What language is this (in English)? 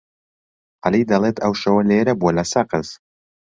Central Kurdish